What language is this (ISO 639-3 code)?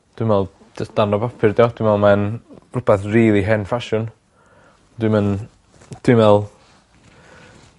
cym